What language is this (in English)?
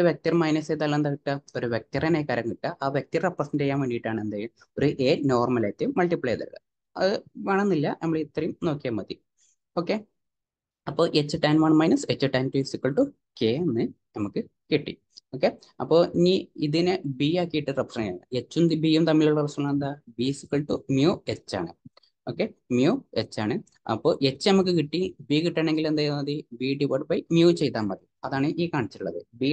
Malayalam